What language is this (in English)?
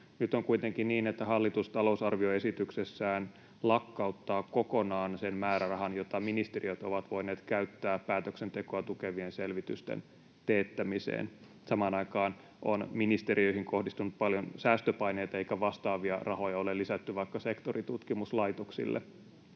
Finnish